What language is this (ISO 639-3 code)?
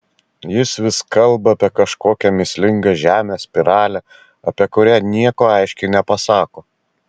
lit